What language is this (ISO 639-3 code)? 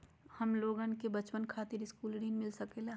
mag